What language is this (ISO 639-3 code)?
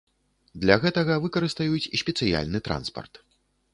bel